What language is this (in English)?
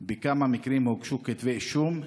Hebrew